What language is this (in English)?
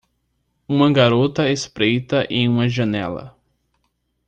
Portuguese